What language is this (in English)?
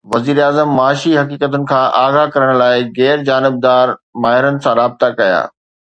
Sindhi